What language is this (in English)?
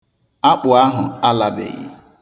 Igbo